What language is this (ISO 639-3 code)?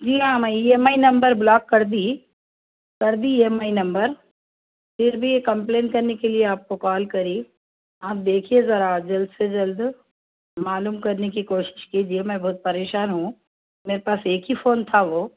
urd